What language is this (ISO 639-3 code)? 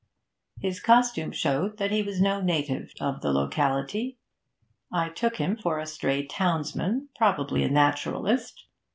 eng